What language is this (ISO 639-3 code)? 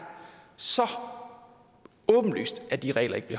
dan